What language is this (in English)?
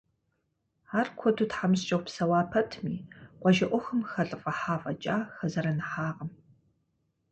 Kabardian